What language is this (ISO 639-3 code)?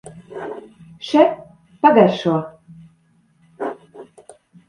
lav